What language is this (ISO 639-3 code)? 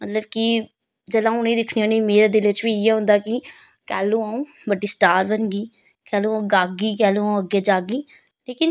doi